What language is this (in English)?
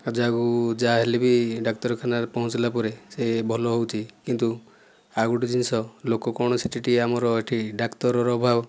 Odia